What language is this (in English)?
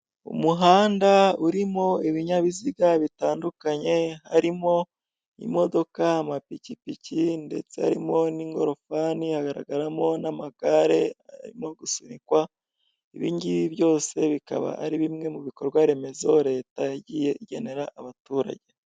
Kinyarwanda